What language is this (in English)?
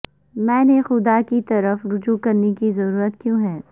Urdu